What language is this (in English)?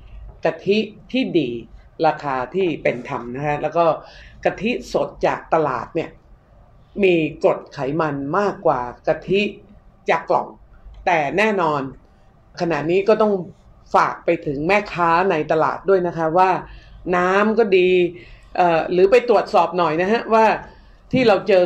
Thai